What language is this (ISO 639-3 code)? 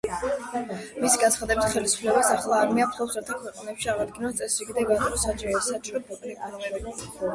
kat